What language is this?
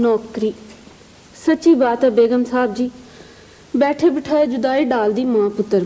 Urdu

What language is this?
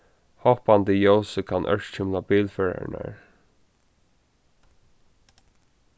Faroese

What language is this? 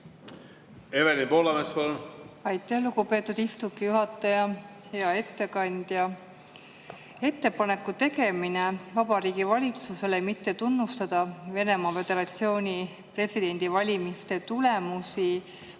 Estonian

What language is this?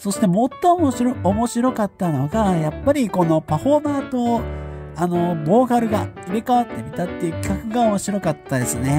Japanese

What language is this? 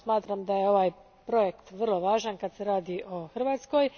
Croatian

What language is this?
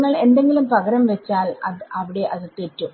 Malayalam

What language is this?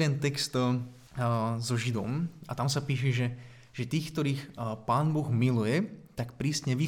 Czech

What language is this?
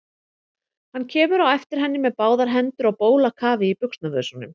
Icelandic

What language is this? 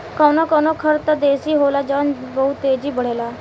Bhojpuri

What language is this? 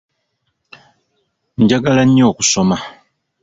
Ganda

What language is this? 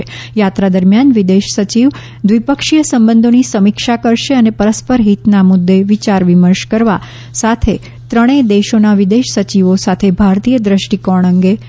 Gujarati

